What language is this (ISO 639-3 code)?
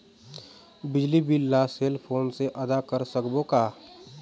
hne